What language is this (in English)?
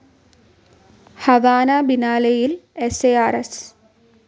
Malayalam